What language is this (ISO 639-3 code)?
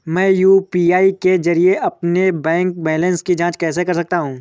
hin